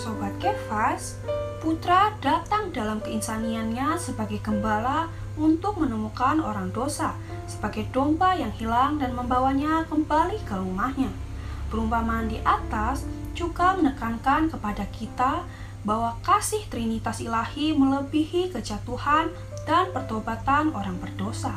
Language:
Indonesian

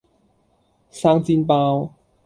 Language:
Cantonese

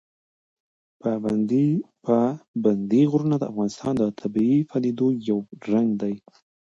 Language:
Pashto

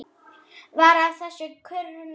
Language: Icelandic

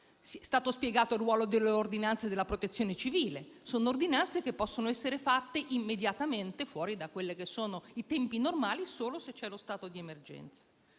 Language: Italian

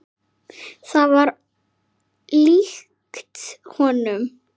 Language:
Icelandic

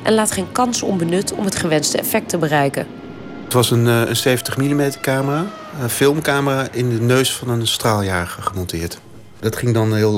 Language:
Dutch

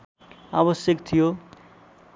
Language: Nepali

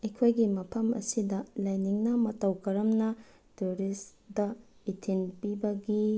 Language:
Manipuri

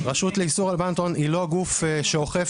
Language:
Hebrew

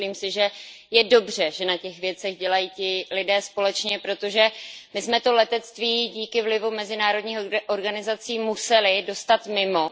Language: Czech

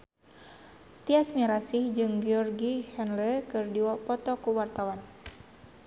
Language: Sundanese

